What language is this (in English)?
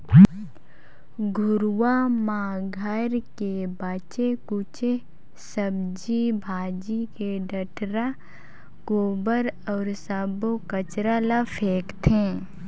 Chhattisgarhi